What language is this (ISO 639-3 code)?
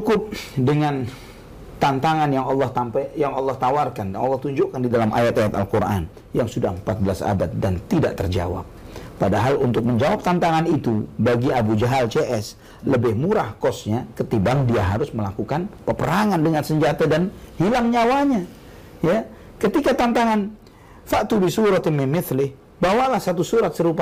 ind